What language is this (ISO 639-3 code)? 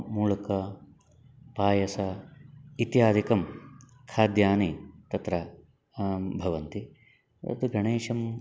san